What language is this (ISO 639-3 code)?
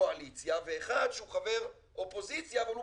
heb